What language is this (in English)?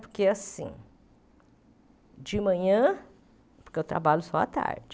Portuguese